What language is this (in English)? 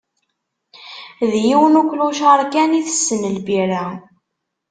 Kabyle